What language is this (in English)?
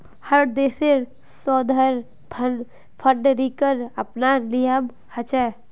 Magahi